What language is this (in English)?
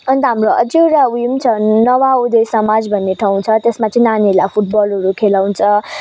Nepali